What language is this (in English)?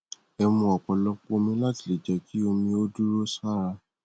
Yoruba